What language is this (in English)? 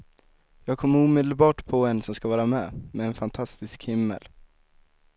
Swedish